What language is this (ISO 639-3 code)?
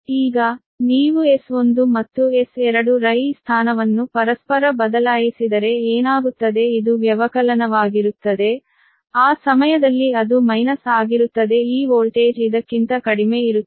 kan